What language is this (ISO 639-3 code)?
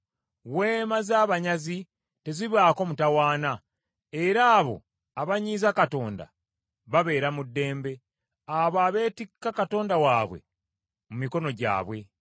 lug